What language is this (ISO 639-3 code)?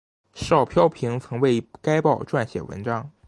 zho